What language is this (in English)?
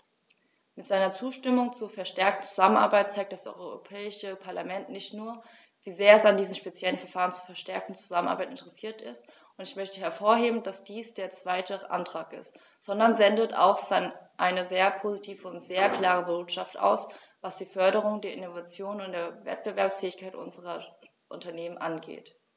German